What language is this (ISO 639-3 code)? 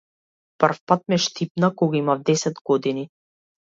mkd